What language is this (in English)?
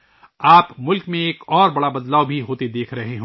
Urdu